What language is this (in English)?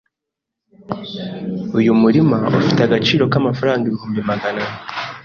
Kinyarwanda